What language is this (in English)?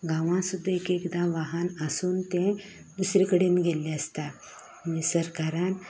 Konkani